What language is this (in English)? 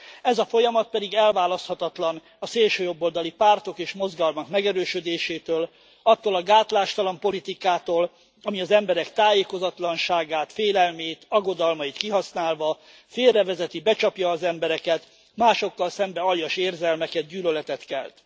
Hungarian